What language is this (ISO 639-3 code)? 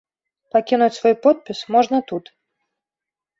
bel